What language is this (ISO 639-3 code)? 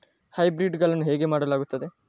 kan